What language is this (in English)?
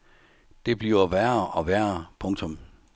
Danish